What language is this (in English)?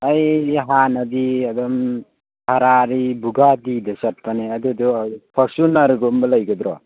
Manipuri